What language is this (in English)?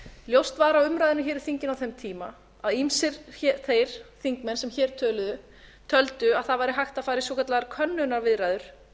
Icelandic